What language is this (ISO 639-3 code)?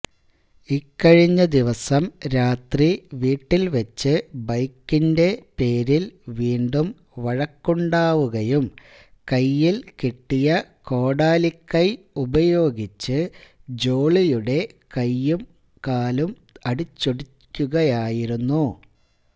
mal